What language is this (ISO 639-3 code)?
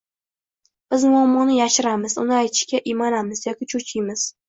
uzb